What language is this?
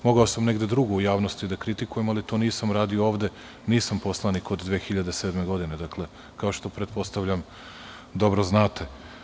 Serbian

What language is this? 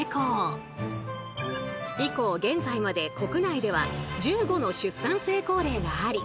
Japanese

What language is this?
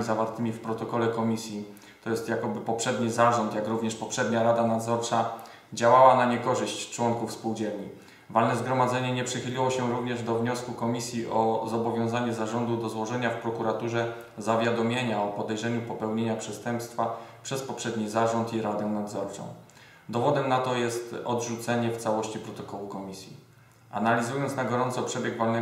Polish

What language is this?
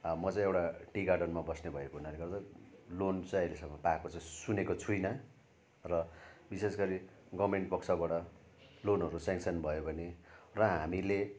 Nepali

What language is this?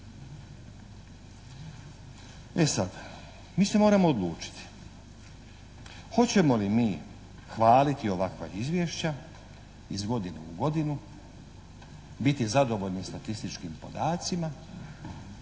Croatian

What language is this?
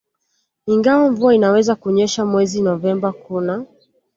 Swahili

